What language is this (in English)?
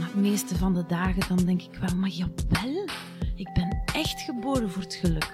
Dutch